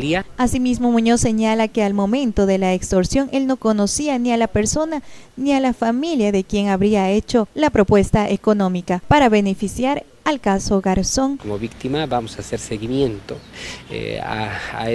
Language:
Spanish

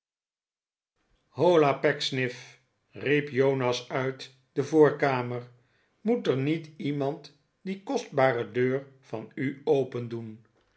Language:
Dutch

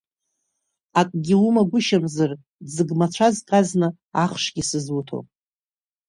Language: Abkhazian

